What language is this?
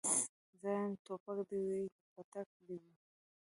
Pashto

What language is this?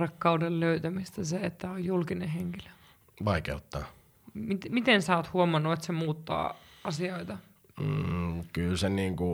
Finnish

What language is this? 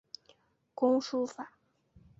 Chinese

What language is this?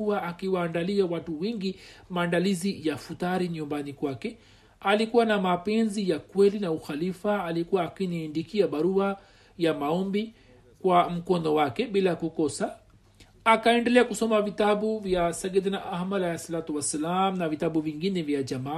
Swahili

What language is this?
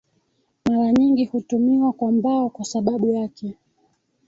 Swahili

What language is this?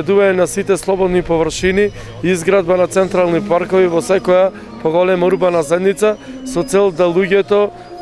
Macedonian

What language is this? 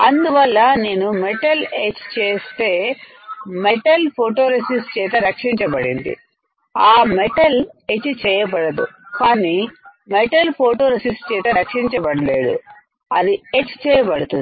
Telugu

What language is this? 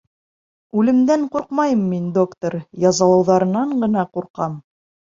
Bashkir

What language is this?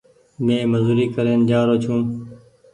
Goaria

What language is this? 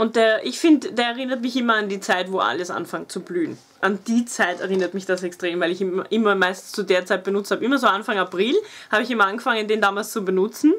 German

